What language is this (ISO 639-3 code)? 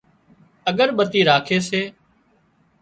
kxp